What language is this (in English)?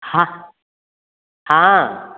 Maithili